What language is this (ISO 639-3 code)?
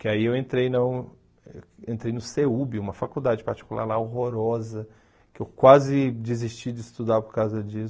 por